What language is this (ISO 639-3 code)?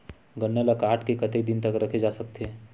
hne